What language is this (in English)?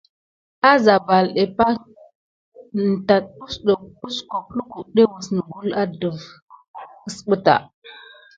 Gidar